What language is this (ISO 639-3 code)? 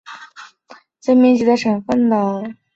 zho